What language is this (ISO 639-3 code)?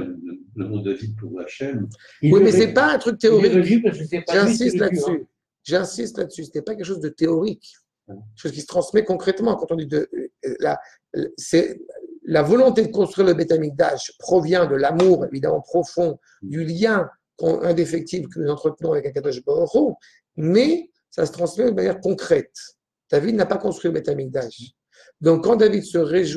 fra